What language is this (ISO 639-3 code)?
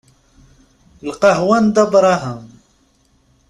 kab